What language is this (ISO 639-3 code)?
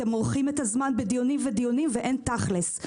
heb